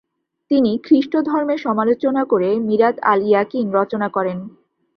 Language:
Bangla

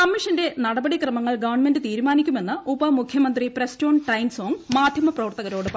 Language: Malayalam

